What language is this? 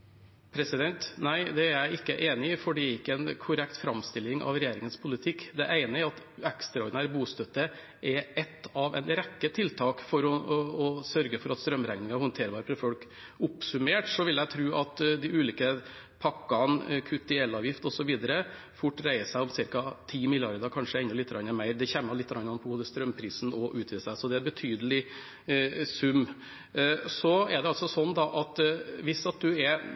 Norwegian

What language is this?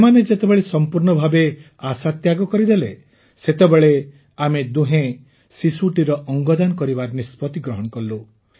Odia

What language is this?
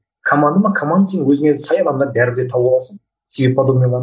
Kazakh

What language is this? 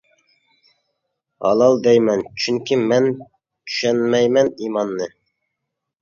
Uyghur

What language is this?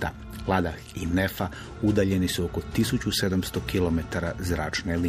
Croatian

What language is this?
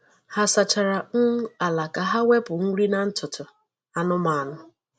Igbo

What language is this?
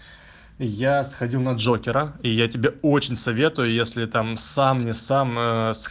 Russian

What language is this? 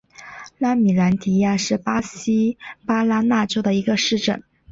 Chinese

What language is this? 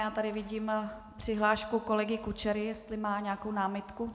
Czech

